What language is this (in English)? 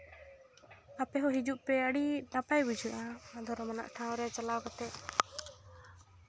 Santali